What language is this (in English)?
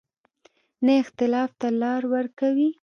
Pashto